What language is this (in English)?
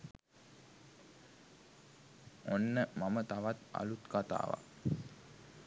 Sinhala